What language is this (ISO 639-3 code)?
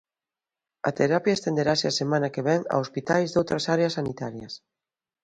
glg